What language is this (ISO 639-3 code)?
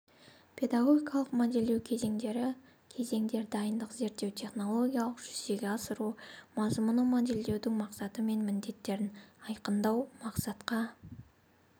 kaz